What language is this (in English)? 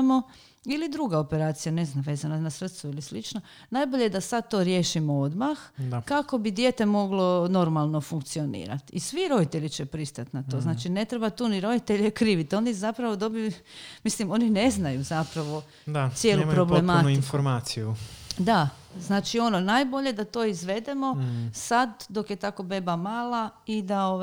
Croatian